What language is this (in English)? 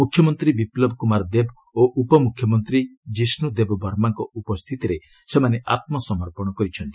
Odia